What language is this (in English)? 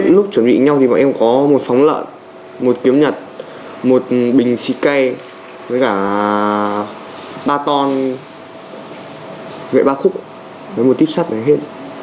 Vietnamese